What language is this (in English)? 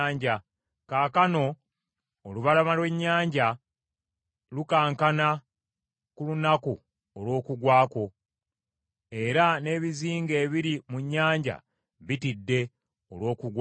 Ganda